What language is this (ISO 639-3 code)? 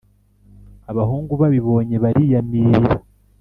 kin